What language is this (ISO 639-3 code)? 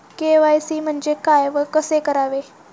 mar